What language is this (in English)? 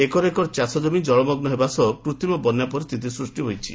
Odia